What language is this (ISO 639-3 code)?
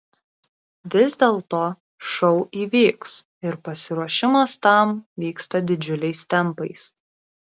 lit